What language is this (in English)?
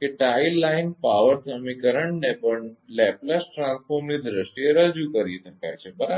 Gujarati